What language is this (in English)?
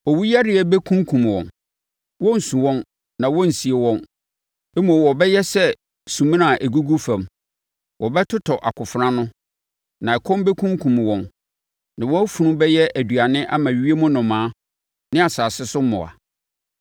Akan